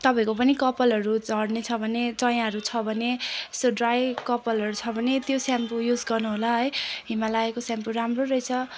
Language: Nepali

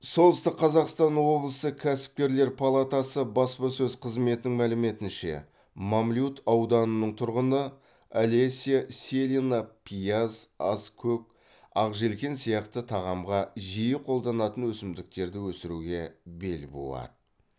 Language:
Kazakh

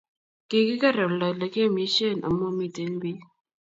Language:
Kalenjin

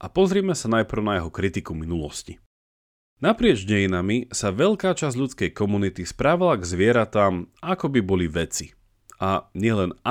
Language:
Slovak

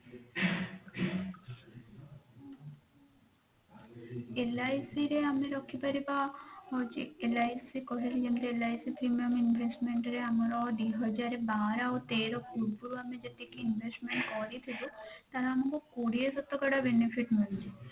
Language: Odia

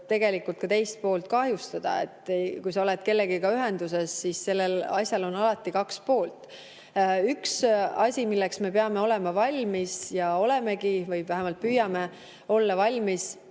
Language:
Estonian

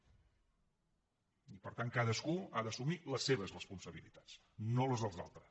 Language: Catalan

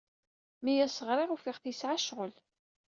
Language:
Kabyle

